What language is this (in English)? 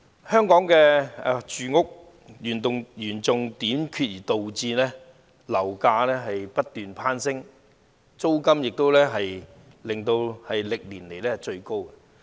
Cantonese